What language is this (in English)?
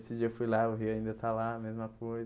Portuguese